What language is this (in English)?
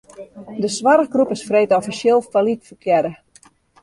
Western Frisian